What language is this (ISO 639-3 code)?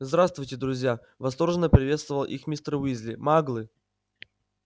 rus